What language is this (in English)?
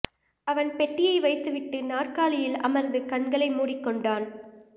Tamil